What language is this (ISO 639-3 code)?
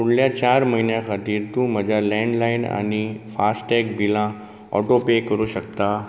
kok